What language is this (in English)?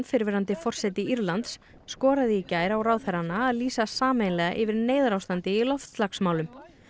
Icelandic